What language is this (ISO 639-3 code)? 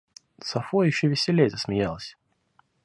rus